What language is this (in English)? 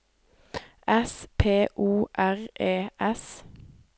Norwegian